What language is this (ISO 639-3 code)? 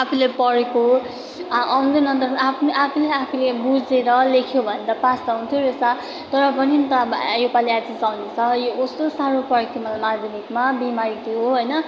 nep